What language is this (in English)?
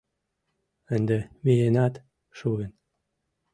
Mari